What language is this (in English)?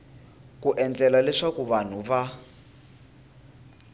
Tsonga